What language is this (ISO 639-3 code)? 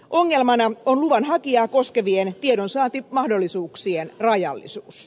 fin